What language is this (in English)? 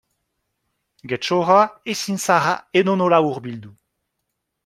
Basque